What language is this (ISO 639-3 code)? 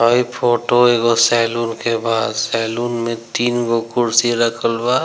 bho